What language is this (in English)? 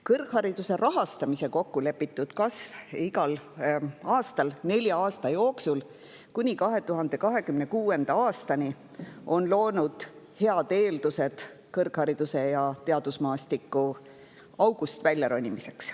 Estonian